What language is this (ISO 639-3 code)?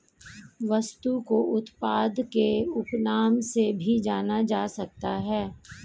hin